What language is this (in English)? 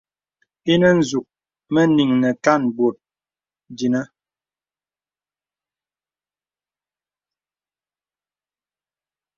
Bebele